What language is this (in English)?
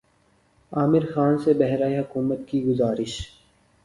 Urdu